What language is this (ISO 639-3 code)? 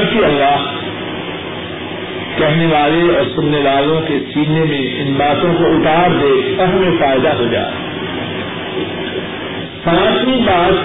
urd